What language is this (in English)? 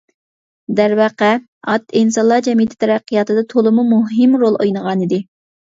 Uyghur